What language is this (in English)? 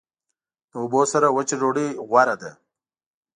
Pashto